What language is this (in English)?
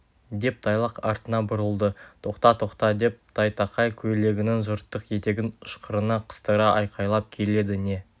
Kazakh